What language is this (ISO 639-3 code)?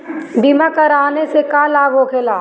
bho